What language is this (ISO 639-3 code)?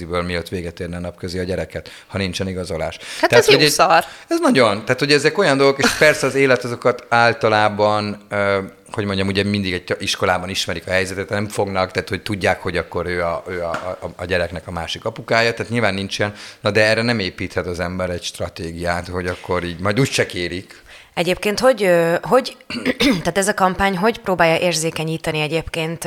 hun